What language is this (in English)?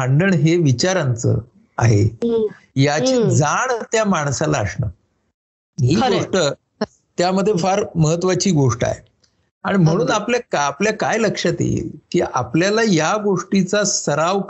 Marathi